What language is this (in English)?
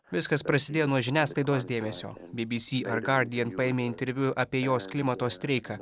Lithuanian